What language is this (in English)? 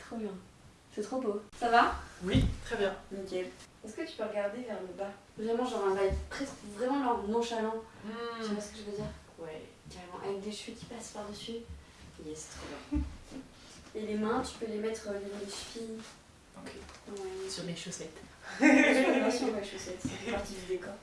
French